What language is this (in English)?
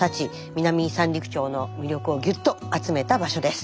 Japanese